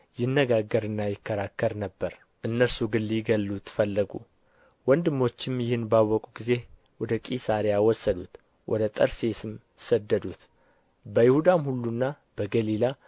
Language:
Amharic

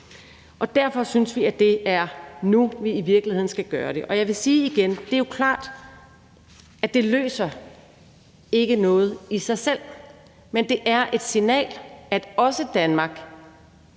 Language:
Danish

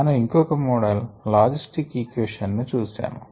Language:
Telugu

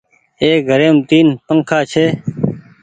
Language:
Goaria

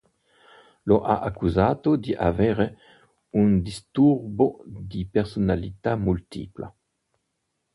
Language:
Italian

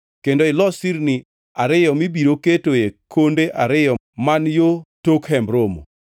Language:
Luo (Kenya and Tanzania)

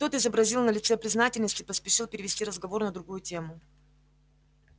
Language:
Russian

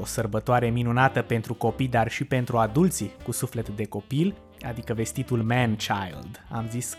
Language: Romanian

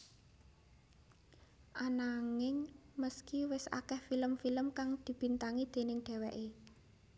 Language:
Javanese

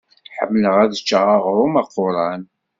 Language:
Kabyle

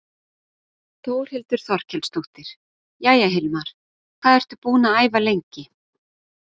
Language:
Icelandic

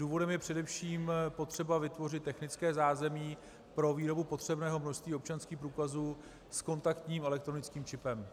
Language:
Czech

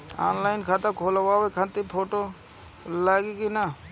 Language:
Bhojpuri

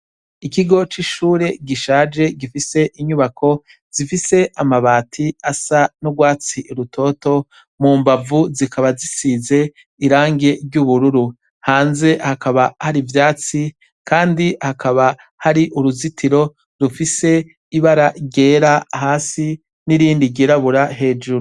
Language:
Rundi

